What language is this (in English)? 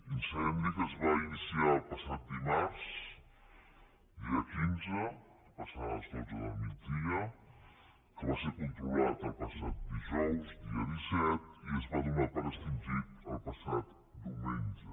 Catalan